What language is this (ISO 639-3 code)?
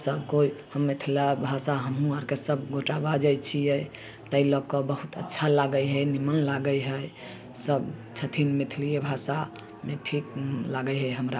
mai